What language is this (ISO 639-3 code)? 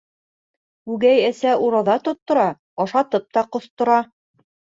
bak